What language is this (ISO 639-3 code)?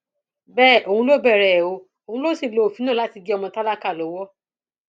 yor